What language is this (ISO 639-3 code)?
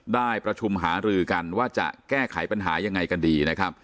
tha